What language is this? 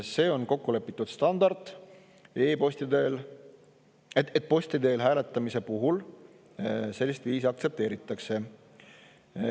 Estonian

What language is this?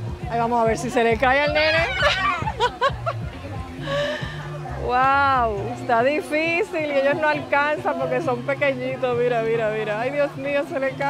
Spanish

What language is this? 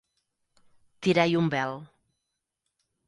Catalan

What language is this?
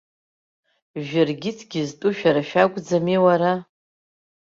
Abkhazian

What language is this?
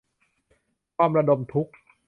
Thai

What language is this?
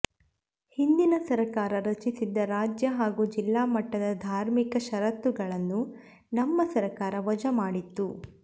Kannada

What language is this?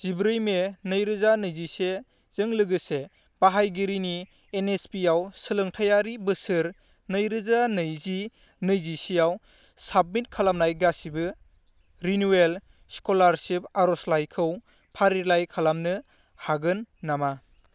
Bodo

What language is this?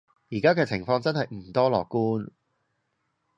Cantonese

